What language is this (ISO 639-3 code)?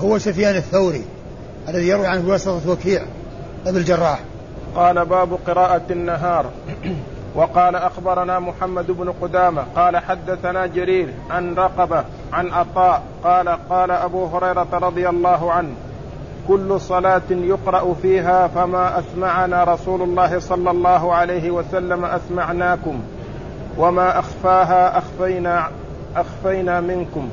ara